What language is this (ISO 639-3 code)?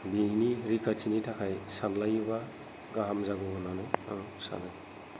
brx